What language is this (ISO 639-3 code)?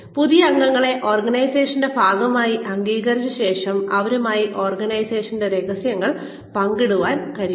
mal